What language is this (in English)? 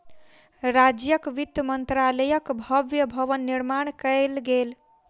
Maithili